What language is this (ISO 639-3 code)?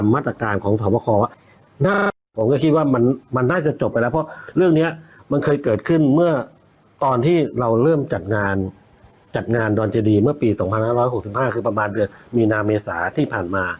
tha